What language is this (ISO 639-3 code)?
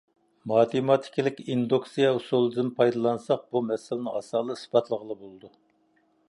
uig